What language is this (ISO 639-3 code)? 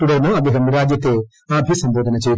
mal